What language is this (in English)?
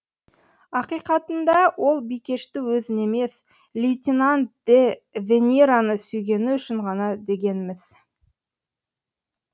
Kazakh